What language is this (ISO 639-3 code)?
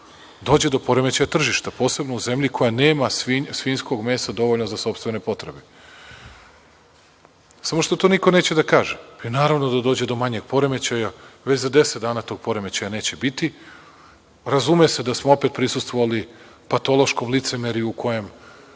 srp